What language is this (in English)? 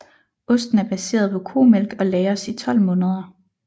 Danish